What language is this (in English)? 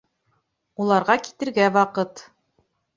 Bashkir